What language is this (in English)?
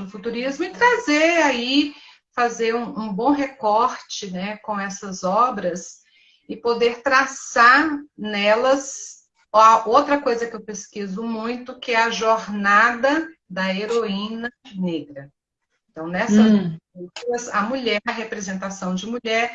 Portuguese